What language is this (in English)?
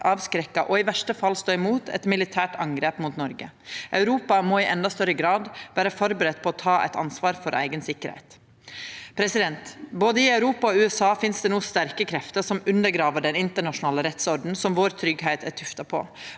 Norwegian